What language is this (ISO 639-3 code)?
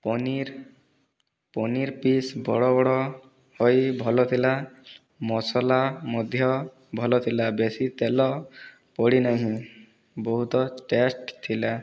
ori